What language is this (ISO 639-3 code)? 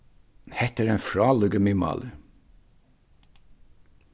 fao